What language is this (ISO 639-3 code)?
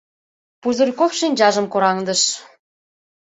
chm